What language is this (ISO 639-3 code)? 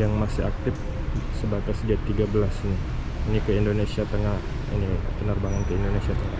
ind